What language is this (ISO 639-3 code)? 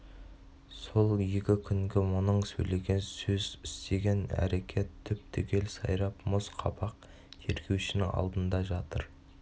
kaz